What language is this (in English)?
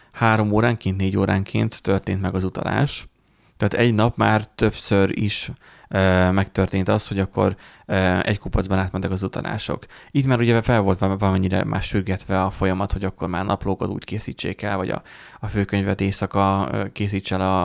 Hungarian